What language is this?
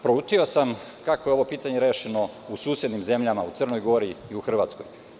Serbian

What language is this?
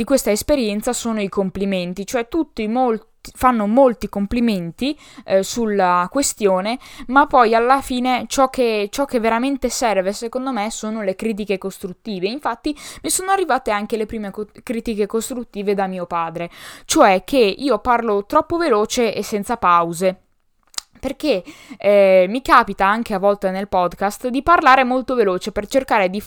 Italian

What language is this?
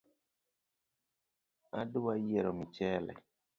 Luo (Kenya and Tanzania)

